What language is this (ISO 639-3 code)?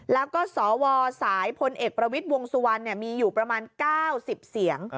tha